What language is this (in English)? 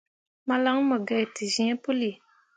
Mundang